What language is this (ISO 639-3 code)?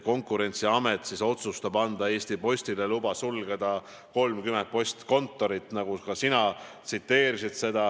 est